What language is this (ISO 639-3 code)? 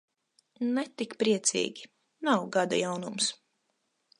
lav